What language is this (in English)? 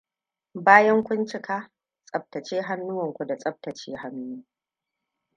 Hausa